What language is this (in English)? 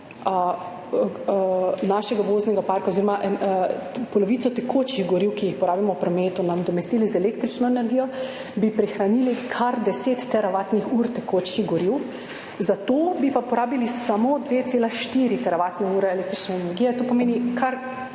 Slovenian